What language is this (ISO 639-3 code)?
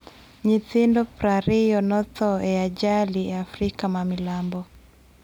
luo